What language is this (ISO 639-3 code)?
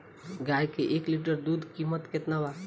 bho